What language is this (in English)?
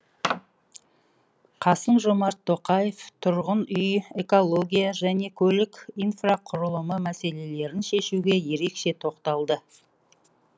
Kazakh